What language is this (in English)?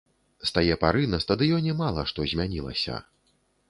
Belarusian